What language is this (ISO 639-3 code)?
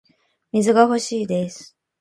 jpn